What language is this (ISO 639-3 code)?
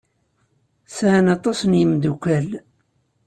kab